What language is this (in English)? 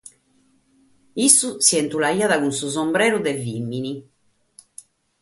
Sardinian